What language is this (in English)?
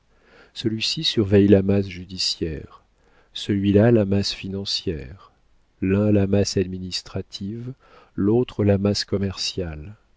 French